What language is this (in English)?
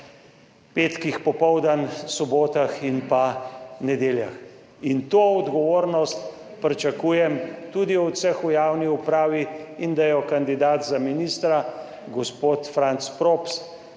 Slovenian